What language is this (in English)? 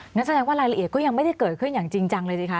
Thai